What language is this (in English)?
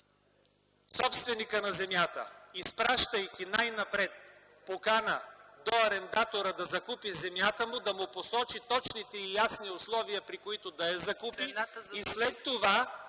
Bulgarian